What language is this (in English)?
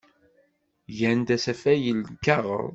Kabyle